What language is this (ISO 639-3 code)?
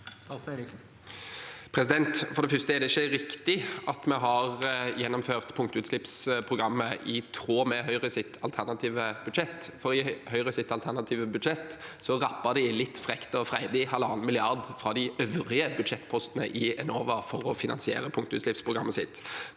nor